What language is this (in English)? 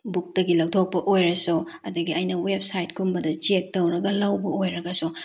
Manipuri